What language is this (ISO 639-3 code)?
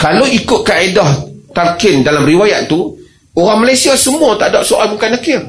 msa